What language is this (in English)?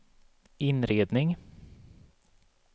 Swedish